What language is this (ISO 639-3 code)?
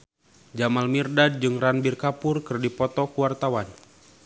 sun